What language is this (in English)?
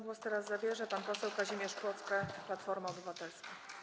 Polish